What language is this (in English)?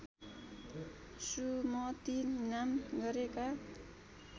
Nepali